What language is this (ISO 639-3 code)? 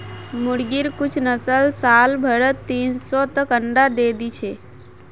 mag